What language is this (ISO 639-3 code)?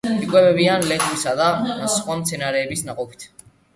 kat